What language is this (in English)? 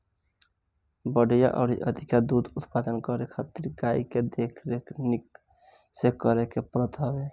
Bhojpuri